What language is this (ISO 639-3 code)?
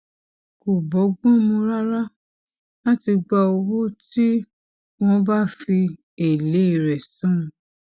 yor